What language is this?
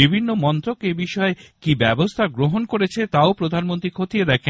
Bangla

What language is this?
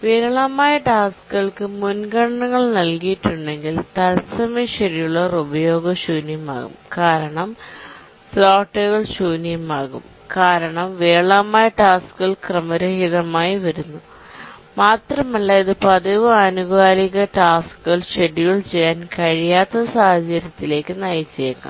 Malayalam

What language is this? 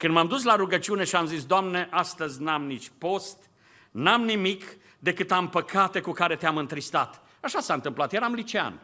Romanian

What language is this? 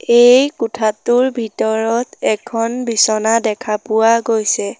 Assamese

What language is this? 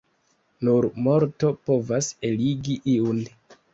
Esperanto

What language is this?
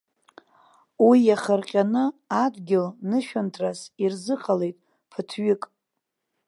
Abkhazian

